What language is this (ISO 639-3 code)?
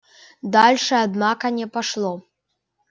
rus